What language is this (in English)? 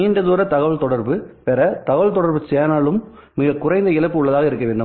Tamil